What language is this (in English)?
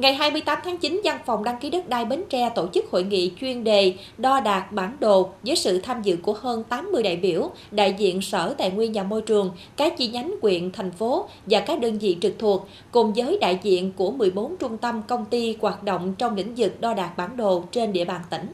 Vietnamese